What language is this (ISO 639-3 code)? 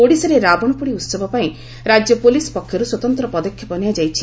ori